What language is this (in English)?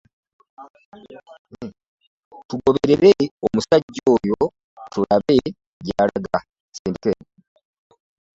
Ganda